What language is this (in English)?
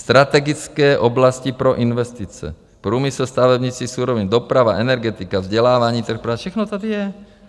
Czech